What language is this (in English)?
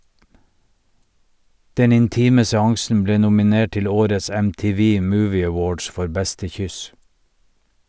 Norwegian